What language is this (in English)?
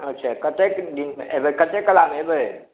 Maithili